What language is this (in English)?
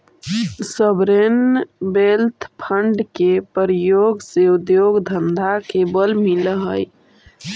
Magahi